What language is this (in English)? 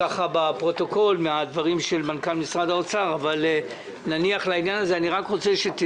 Hebrew